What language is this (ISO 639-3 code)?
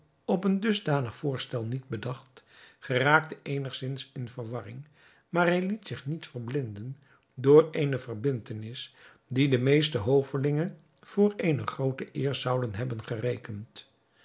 nld